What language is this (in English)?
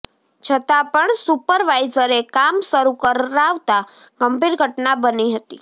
Gujarati